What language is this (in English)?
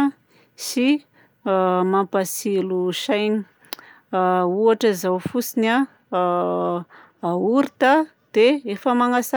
Southern Betsimisaraka Malagasy